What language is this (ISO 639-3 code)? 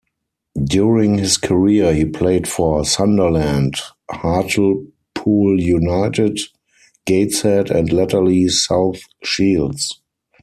eng